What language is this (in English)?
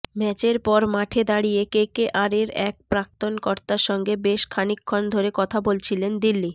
Bangla